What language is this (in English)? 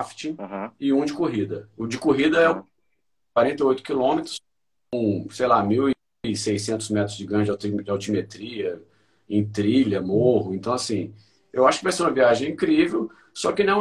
Portuguese